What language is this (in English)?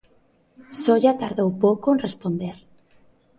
Galician